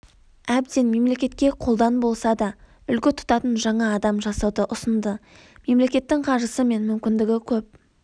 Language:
Kazakh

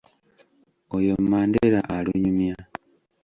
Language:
Ganda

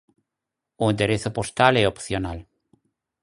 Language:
Galician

